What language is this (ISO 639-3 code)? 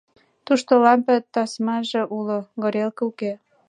chm